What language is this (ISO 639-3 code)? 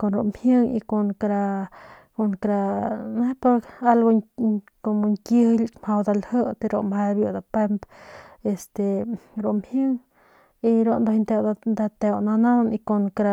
pmq